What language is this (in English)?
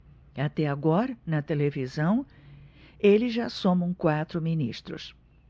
Portuguese